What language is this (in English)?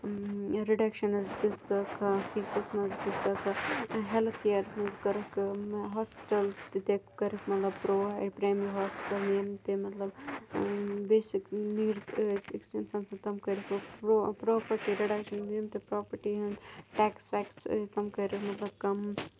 Kashmiri